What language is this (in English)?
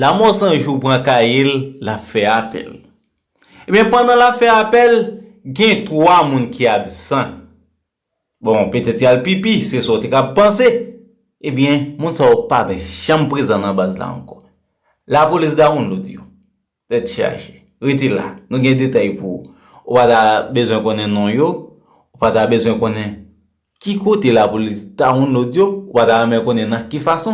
French